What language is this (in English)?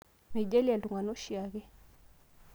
Masai